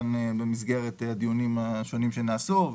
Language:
Hebrew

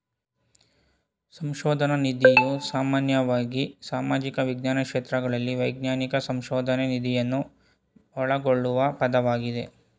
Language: Kannada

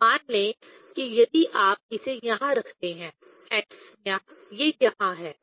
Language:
Hindi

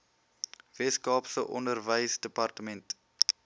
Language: Afrikaans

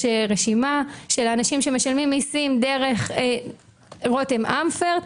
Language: Hebrew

